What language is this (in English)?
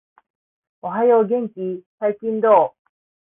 Japanese